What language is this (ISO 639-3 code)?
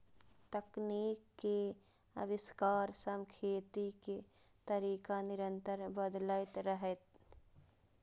mai